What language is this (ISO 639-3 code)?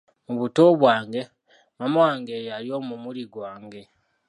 lug